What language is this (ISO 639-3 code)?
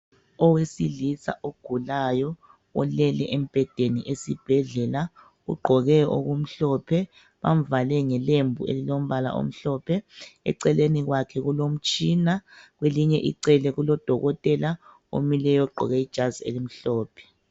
nde